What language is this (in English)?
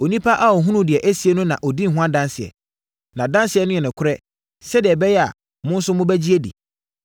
Akan